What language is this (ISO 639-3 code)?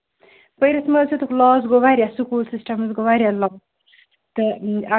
kas